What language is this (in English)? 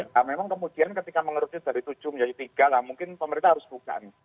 Indonesian